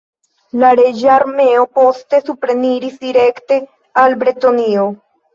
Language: Esperanto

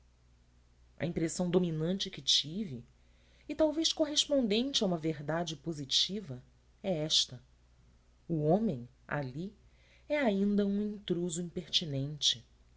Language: Portuguese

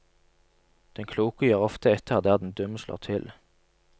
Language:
Norwegian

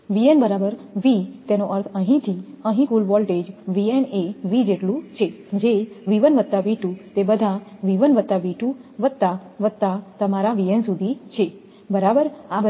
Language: Gujarati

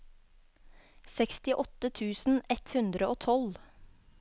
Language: Norwegian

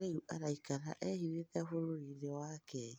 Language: Kikuyu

